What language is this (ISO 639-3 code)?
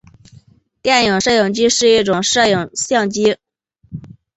zho